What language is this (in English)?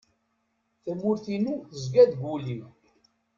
Kabyle